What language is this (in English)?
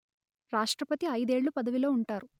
Telugu